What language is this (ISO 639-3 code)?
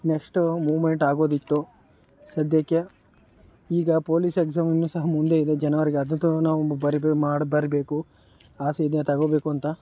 kan